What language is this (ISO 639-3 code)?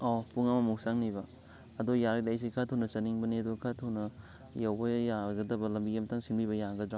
mni